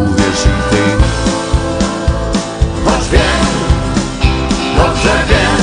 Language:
Polish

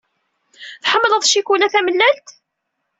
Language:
Kabyle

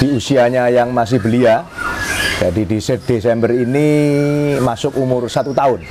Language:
Indonesian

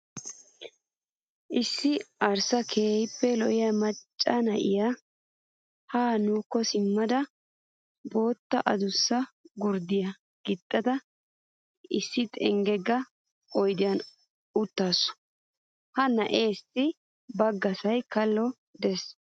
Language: Wolaytta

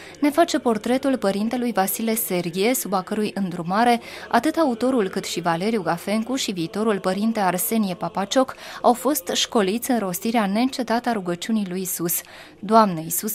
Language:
Romanian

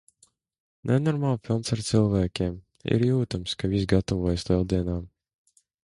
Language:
Latvian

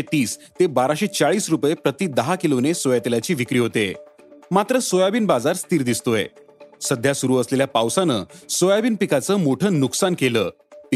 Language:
Marathi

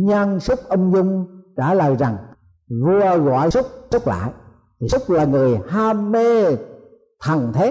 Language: Vietnamese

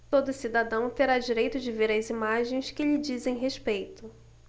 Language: Portuguese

